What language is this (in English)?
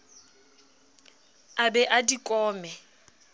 Southern Sotho